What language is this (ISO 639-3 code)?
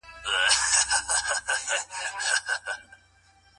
pus